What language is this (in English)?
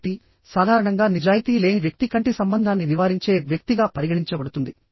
Telugu